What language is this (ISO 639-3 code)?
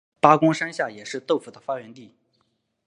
zho